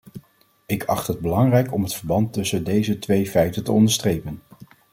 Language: Dutch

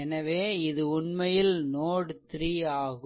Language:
Tamil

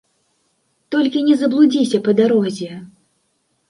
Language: Belarusian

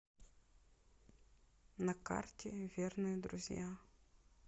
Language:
Russian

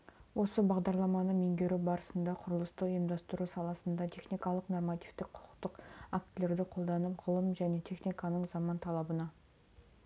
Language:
Kazakh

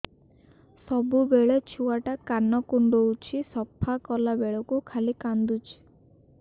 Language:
Odia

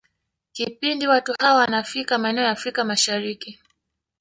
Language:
Swahili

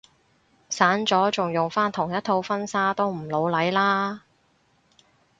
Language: Cantonese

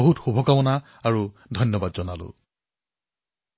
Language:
Assamese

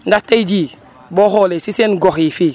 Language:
Wolof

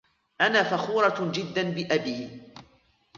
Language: Arabic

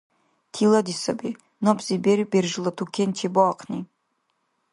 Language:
Dargwa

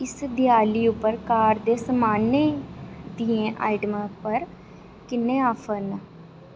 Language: Dogri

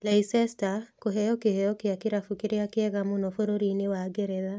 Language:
Kikuyu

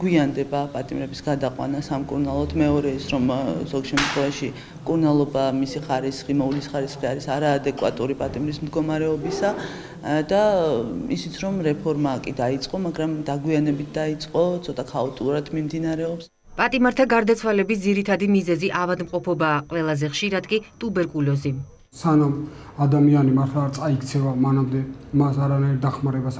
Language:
Romanian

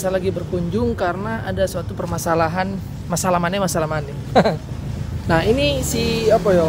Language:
Indonesian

